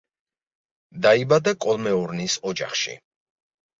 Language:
Georgian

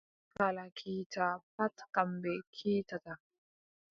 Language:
Adamawa Fulfulde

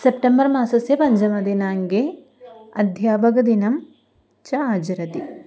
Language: Sanskrit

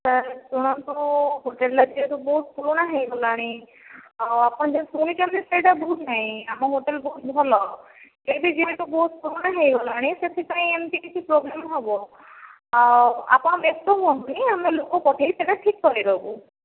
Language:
Odia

